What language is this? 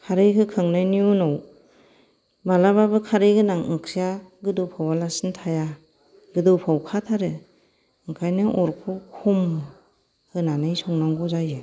Bodo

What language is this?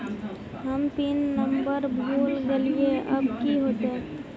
Magahi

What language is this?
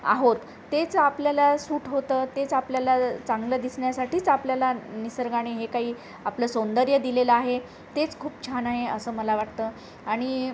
Marathi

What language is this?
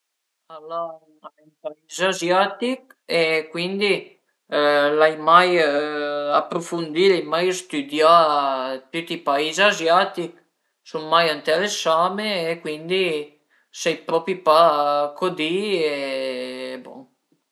Piedmontese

